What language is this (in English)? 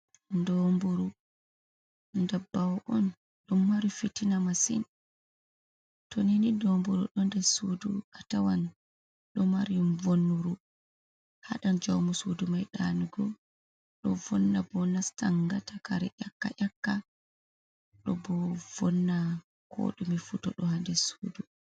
Fula